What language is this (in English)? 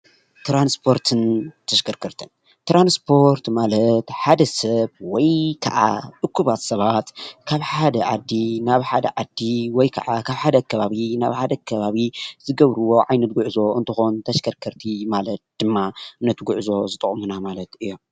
Tigrinya